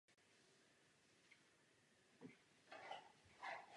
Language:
Czech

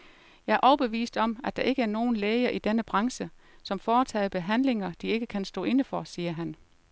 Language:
Danish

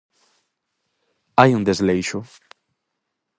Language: Galician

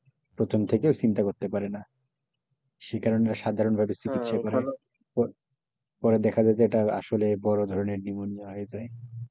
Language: Bangla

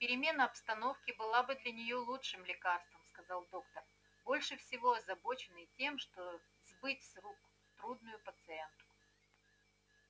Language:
Russian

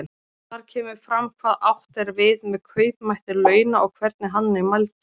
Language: Icelandic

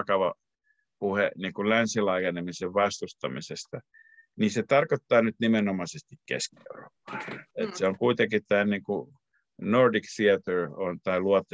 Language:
Finnish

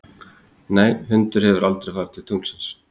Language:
Icelandic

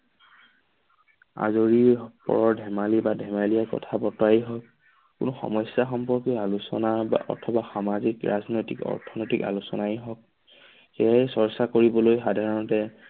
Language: Assamese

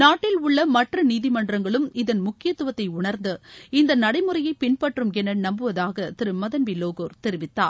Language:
Tamil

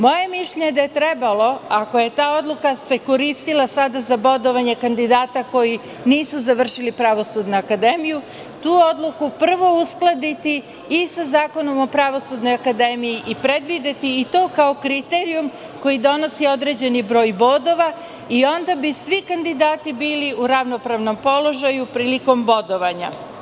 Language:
Serbian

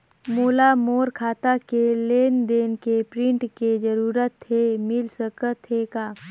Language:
Chhattisgarhi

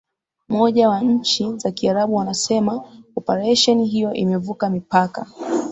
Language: Swahili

